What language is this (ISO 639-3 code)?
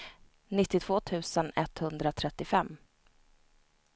swe